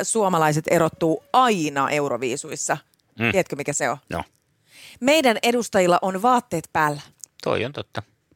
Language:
Finnish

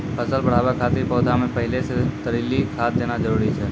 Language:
Maithili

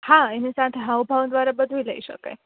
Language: Gujarati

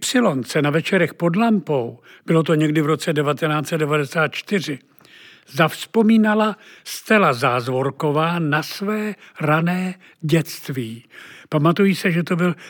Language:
Czech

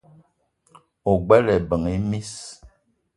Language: Eton (Cameroon)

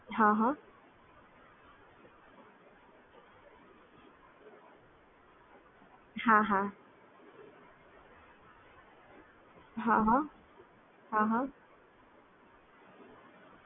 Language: Gujarati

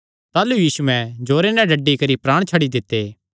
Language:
Kangri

